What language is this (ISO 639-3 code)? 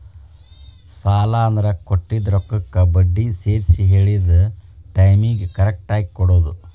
kan